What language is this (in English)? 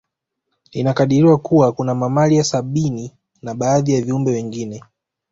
Swahili